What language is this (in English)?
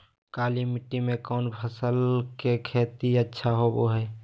Magahi